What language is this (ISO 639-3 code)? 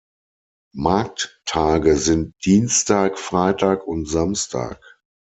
deu